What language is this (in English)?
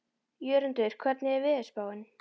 Icelandic